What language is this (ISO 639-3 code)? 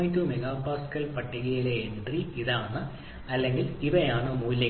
mal